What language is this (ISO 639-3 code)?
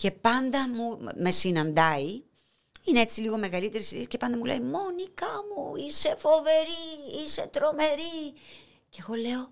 ell